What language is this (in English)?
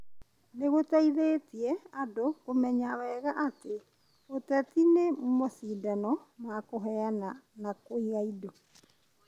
Kikuyu